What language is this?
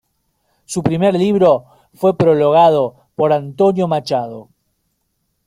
Spanish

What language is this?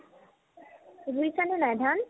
Assamese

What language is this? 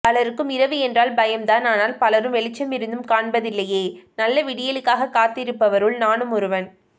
Tamil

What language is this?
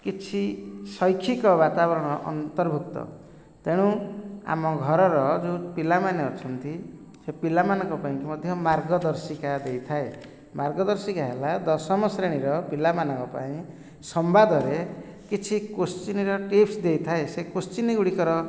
Odia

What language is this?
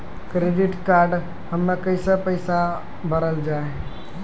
Maithili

